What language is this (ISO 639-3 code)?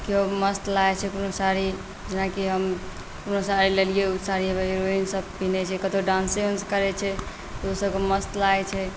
mai